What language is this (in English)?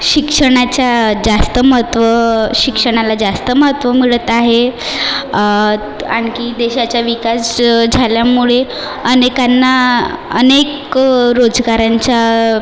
Marathi